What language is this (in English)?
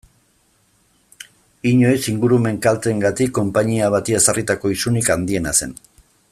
Basque